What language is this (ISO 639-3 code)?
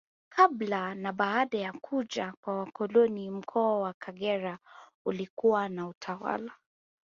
swa